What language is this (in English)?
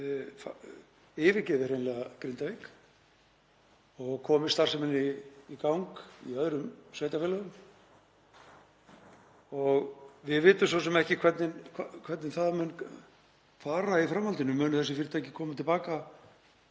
Icelandic